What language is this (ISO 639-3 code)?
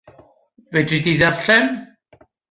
cym